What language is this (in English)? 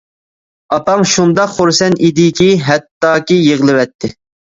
Uyghur